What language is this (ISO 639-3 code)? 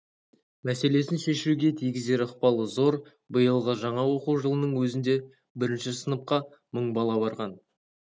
kaz